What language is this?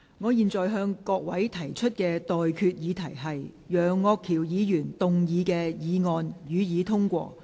Cantonese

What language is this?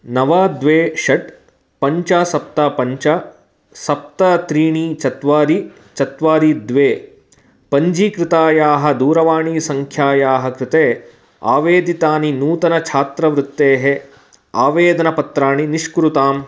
Sanskrit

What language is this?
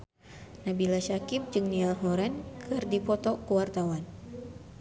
Sundanese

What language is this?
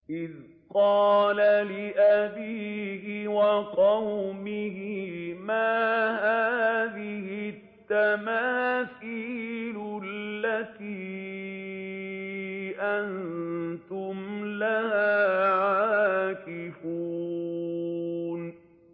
Arabic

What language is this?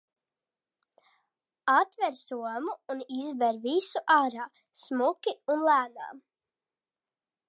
Latvian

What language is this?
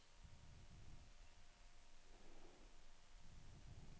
Norwegian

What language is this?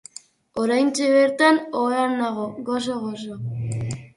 Basque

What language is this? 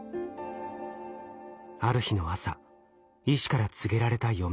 Japanese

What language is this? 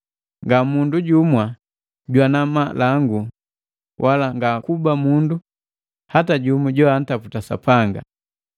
Matengo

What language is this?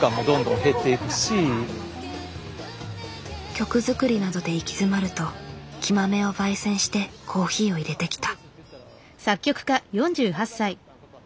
Japanese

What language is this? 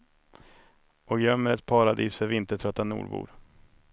Swedish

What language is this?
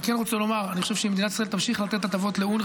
Hebrew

